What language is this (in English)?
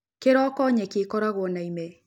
Kikuyu